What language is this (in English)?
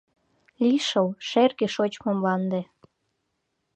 Mari